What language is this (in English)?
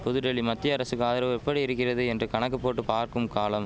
Tamil